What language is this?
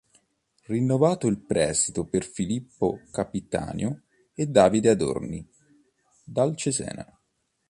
Italian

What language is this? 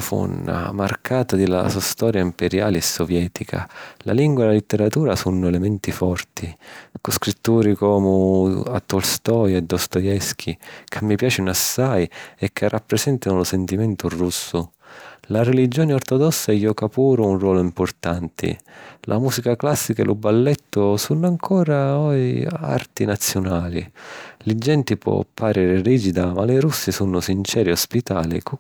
Sicilian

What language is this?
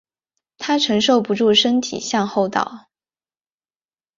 Chinese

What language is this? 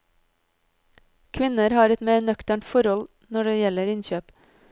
Norwegian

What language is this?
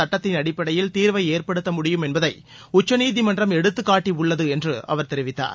Tamil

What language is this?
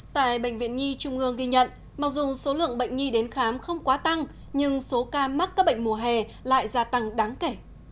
Vietnamese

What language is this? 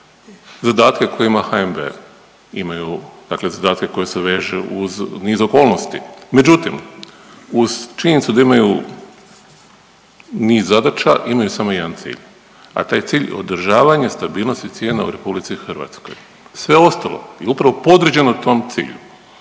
Croatian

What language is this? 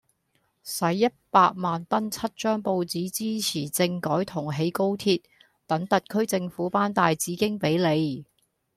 Cantonese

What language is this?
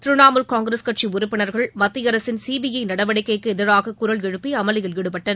Tamil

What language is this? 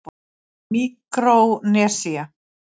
Icelandic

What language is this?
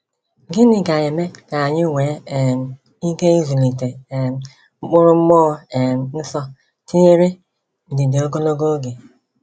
Igbo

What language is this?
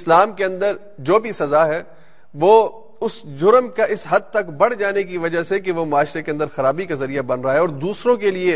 Urdu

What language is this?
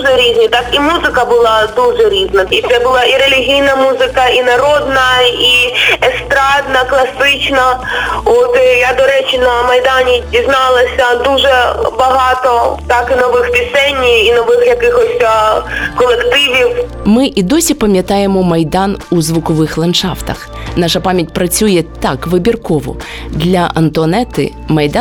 Ukrainian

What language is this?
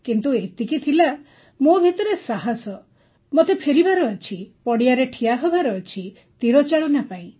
Odia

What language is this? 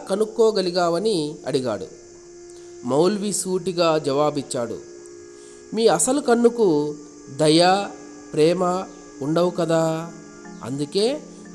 Telugu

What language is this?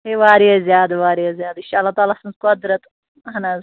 Kashmiri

